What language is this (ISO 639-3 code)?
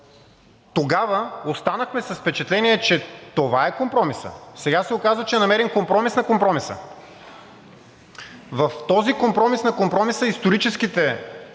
bul